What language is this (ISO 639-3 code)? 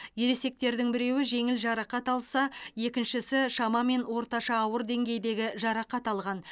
kaz